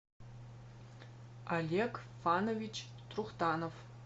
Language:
Russian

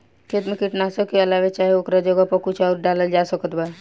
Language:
Bhojpuri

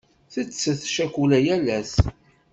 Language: Kabyle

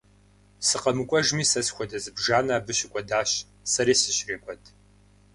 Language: Kabardian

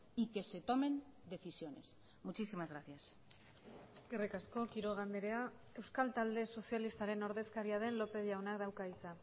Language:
Basque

